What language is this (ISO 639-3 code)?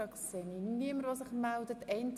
gsw